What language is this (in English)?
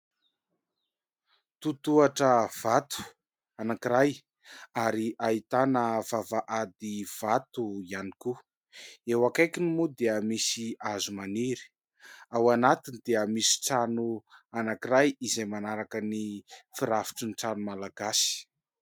Malagasy